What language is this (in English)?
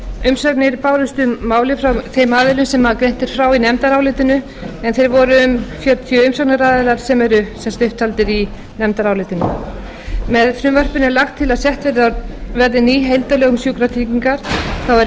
Icelandic